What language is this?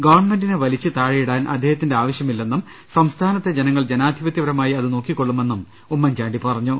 Malayalam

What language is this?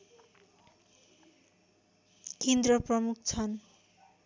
Nepali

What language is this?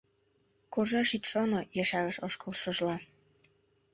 Mari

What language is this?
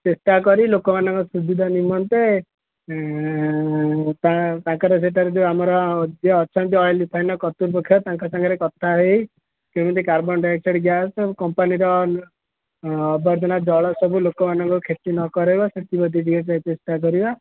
Odia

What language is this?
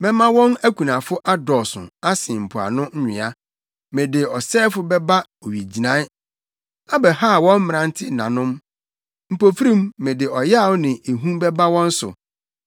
Akan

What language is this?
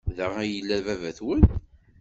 Kabyle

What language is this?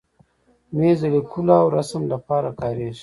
Pashto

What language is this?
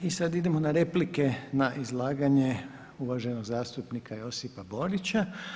Croatian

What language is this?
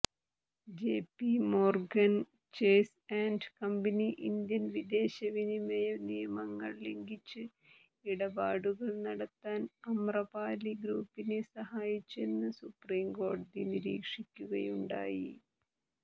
Malayalam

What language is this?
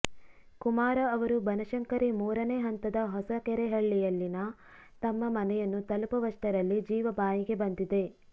Kannada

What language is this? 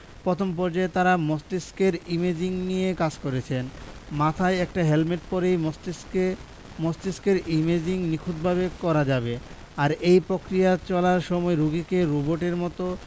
Bangla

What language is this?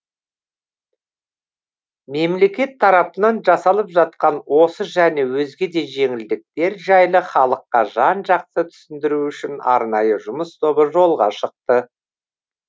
Kazakh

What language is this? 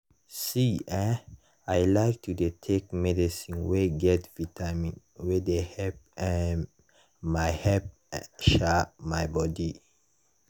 Nigerian Pidgin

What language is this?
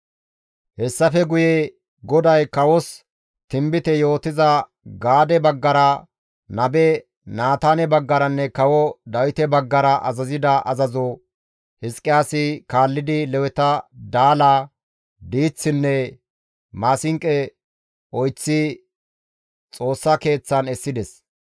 Gamo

